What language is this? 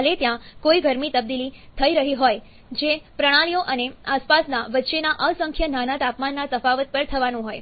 Gujarati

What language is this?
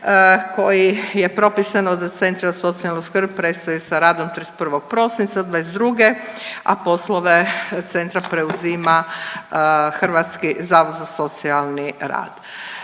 Croatian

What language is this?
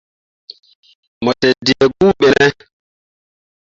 Mundang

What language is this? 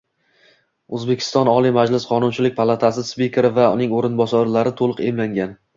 Uzbek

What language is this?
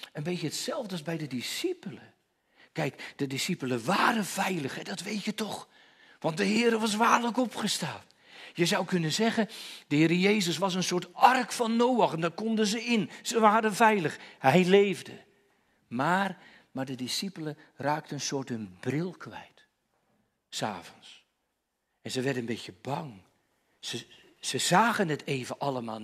Dutch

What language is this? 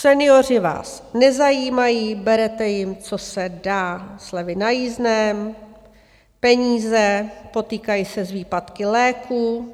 Czech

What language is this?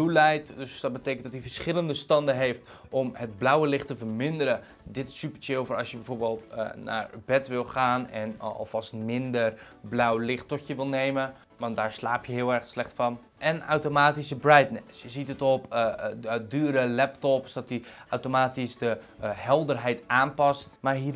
Dutch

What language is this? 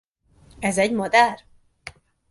Hungarian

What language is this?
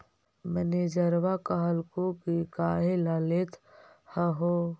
Magahi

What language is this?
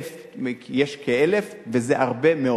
Hebrew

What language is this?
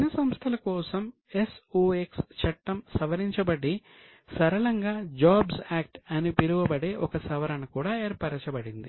Telugu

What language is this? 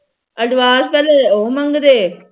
Punjabi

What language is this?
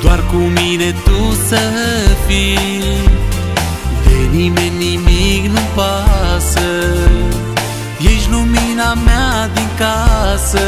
Romanian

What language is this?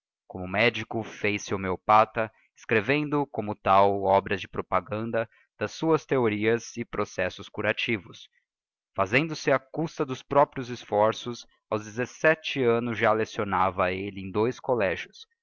Portuguese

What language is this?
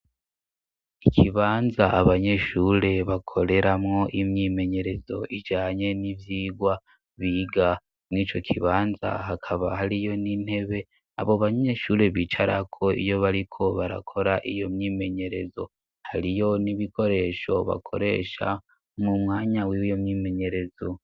Rundi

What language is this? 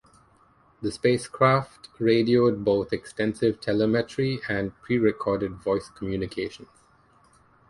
English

